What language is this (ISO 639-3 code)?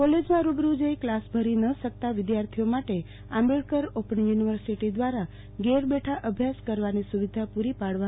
guj